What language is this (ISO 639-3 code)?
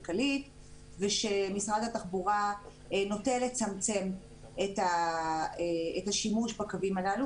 heb